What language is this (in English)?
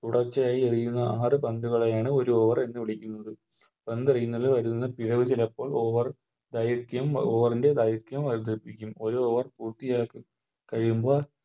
Malayalam